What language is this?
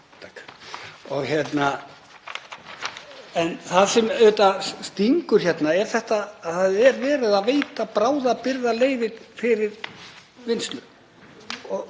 Icelandic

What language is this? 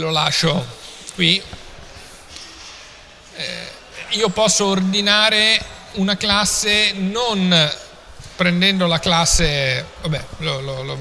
Italian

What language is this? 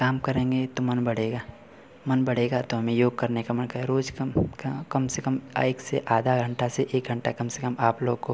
Hindi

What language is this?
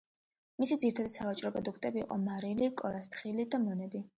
Georgian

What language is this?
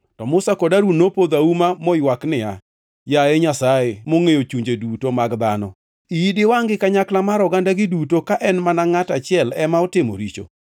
Luo (Kenya and Tanzania)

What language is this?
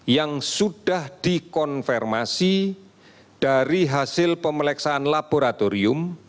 Indonesian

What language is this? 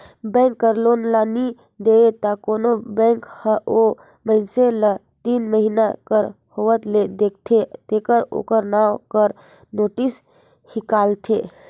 Chhattisgarhi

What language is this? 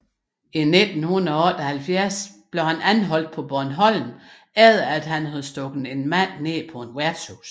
Danish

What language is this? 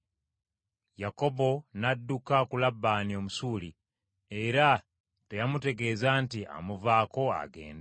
Ganda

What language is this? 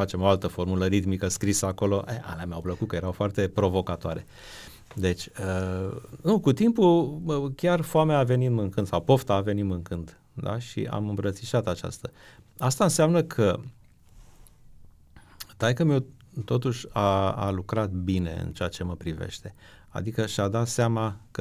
Romanian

